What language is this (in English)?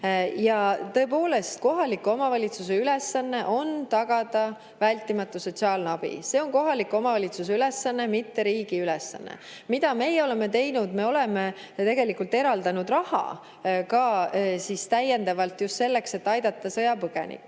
Estonian